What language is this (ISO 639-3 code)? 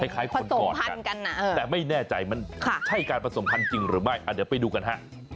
tha